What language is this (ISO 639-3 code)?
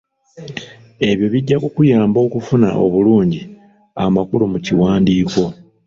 lug